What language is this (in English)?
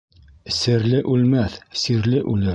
Bashkir